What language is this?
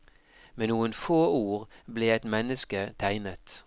Norwegian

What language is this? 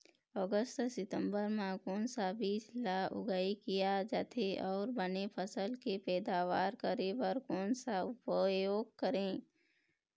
Chhattisgarhi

